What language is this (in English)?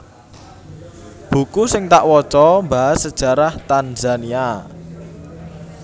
Javanese